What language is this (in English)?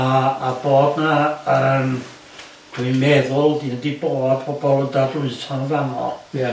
Welsh